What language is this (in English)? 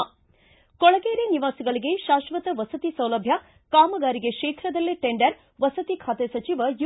Kannada